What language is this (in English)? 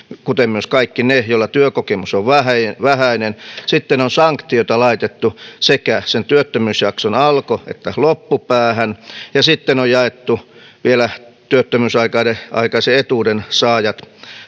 Finnish